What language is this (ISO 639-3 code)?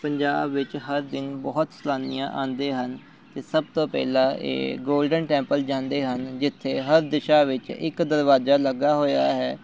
pan